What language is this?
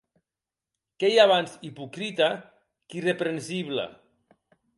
Occitan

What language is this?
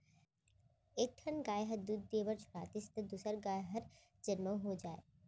Chhattisgarhi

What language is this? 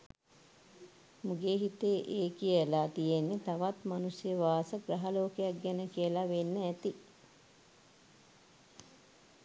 Sinhala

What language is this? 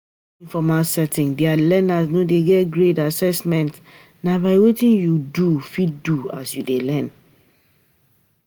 Nigerian Pidgin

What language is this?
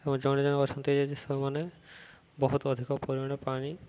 Odia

